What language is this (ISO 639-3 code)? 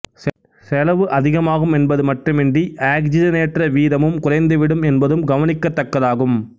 tam